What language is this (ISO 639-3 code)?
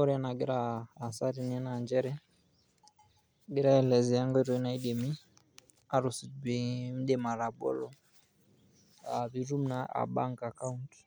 mas